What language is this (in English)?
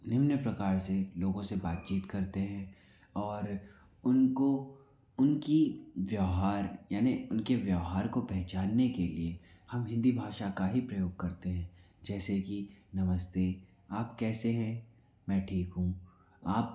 Hindi